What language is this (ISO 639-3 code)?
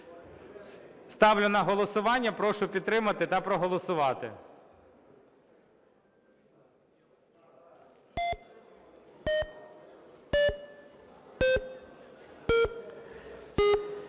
ukr